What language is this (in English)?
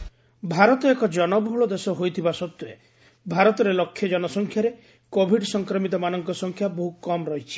Odia